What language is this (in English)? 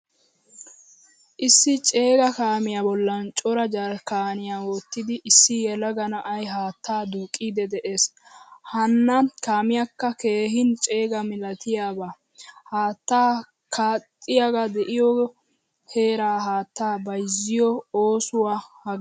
Wolaytta